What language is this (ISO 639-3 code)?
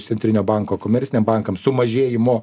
lit